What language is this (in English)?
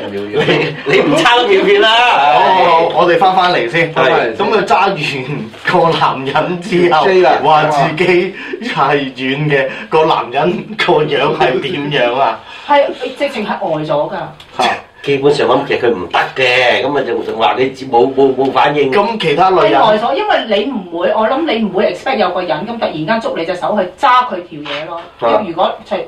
Chinese